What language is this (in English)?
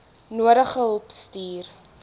Afrikaans